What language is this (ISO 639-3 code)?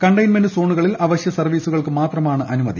mal